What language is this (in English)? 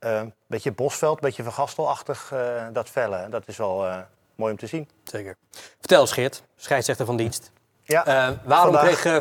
Dutch